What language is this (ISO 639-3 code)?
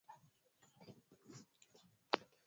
swa